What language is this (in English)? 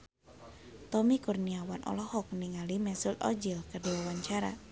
Sundanese